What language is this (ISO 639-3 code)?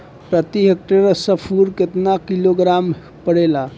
bho